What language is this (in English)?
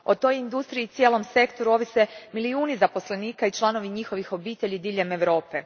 Croatian